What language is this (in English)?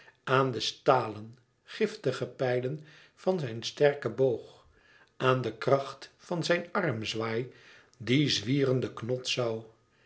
Dutch